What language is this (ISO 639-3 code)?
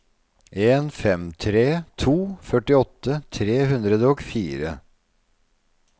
nor